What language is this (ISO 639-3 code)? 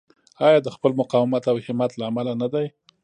pus